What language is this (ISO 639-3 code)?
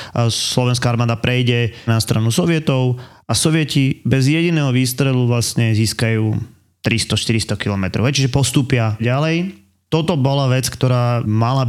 slk